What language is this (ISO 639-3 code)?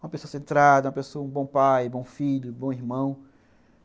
por